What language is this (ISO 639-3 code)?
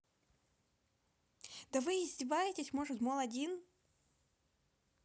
rus